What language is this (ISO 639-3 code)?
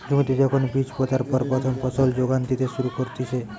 ben